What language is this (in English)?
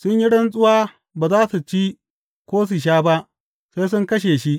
Hausa